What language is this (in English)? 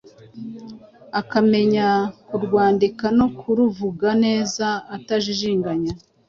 Kinyarwanda